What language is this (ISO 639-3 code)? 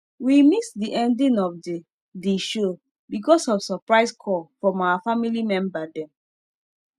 pcm